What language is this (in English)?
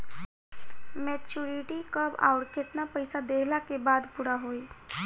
Bhojpuri